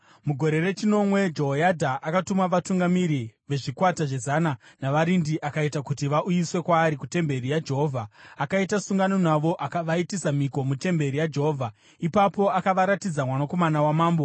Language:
Shona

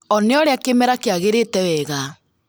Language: Kikuyu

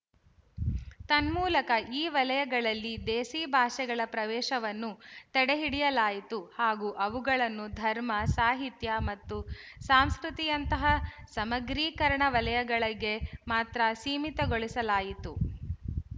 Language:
Kannada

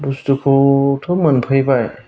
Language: Bodo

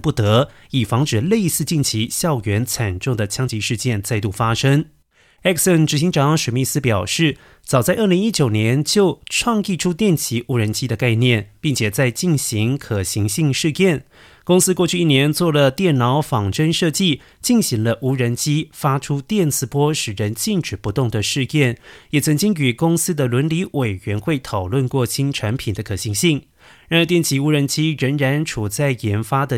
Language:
Chinese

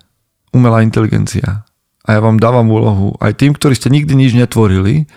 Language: Slovak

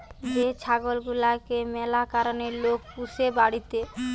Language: Bangla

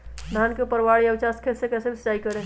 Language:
Magahi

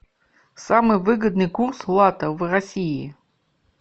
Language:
Russian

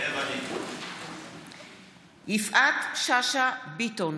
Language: Hebrew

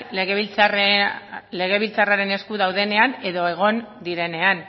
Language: Basque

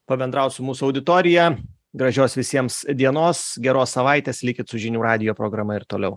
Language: Lithuanian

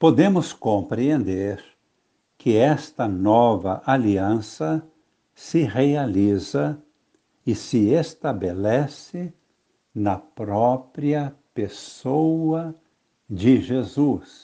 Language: Portuguese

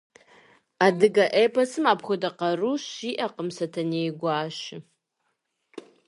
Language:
Kabardian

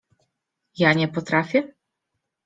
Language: Polish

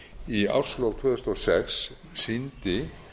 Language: Icelandic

